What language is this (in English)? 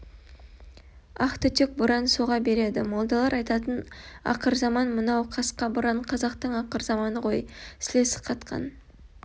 Kazakh